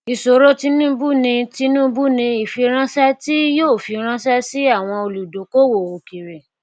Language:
Yoruba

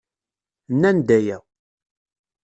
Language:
Kabyle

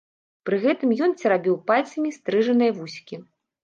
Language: Belarusian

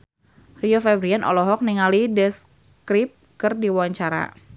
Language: Sundanese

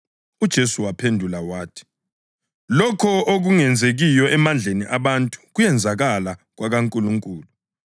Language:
North Ndebele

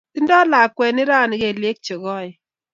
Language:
Kalenjin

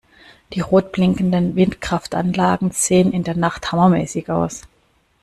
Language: German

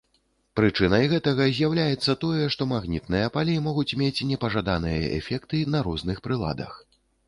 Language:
Belarusian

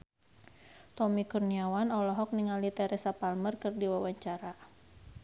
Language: Sundanese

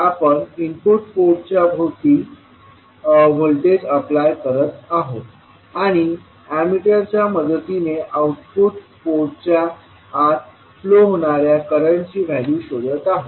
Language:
Marathi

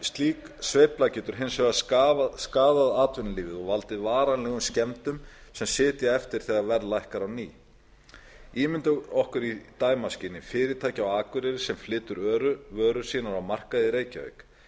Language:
Icelandic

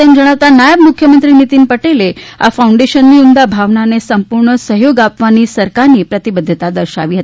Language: Gujarati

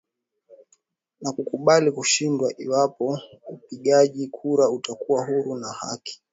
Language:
Swahili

